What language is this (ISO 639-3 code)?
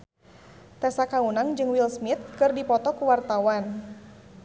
sun